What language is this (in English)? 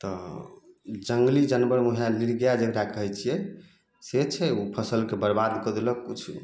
Maithili